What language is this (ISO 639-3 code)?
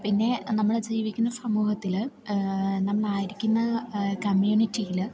mal